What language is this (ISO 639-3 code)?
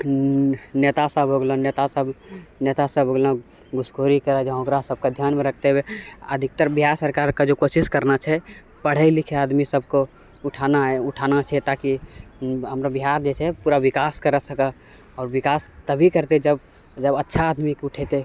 mai